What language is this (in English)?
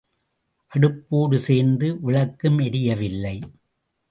Tamil